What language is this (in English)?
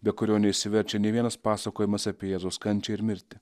Lithuanian